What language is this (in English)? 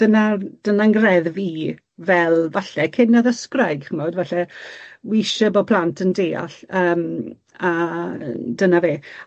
Welsh